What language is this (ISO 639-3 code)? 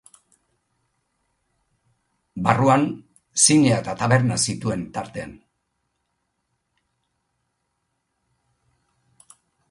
eus